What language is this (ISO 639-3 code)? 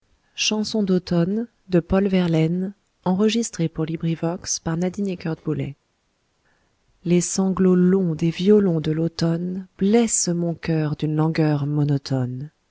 fra